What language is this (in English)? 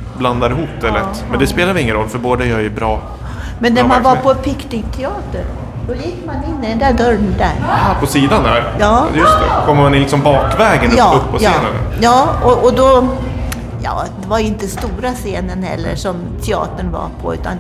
Swedish